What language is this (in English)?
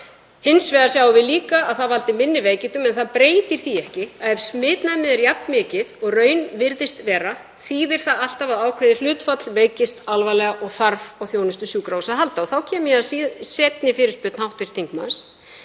Icelandic